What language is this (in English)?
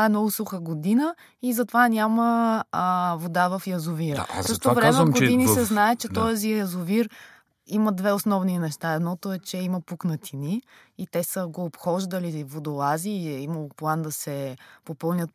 Bulgarian